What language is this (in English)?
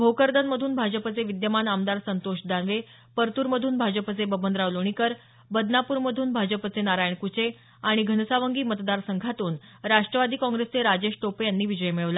Marathi